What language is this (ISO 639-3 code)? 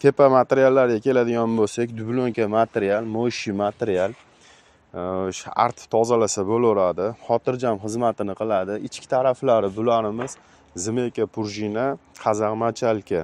tur